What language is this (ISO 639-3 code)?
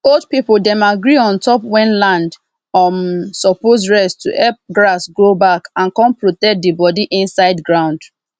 pcm